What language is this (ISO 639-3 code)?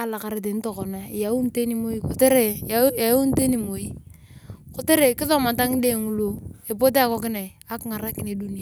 tuv